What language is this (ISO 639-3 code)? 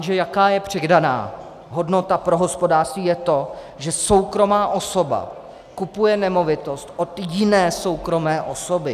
ces